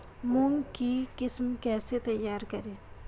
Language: Hindi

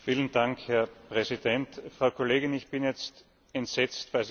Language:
German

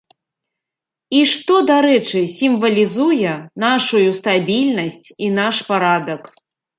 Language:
Belarusian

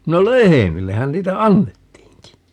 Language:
Finnish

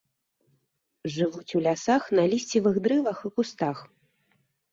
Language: Belarusian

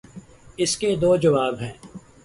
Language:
Urdu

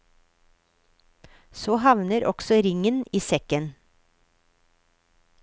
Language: Norwegian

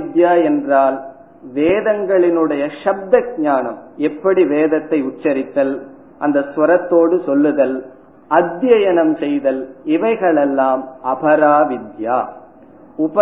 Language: Tamil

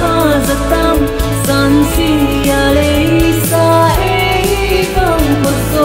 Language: Vietnamese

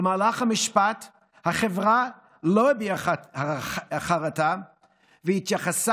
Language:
Hebrew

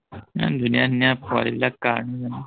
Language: Assamese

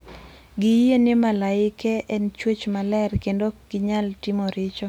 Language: Luo (Kenya and Tanzania)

